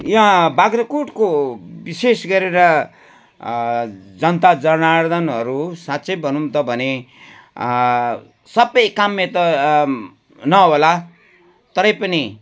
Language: Nepali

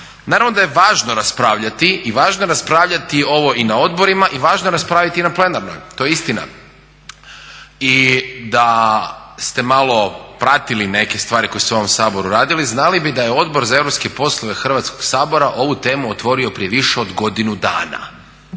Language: Croatian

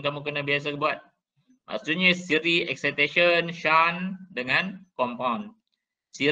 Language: Malay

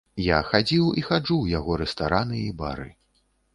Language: Belarusian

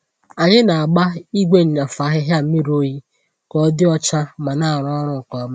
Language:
Igbo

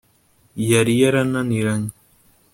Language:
Kinyarwanda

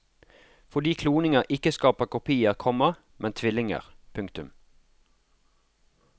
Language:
Norwegian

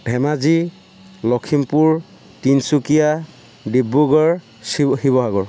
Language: Assamese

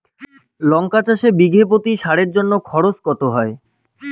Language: Bangla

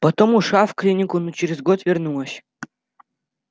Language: Russian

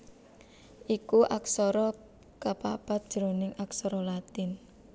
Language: Javanese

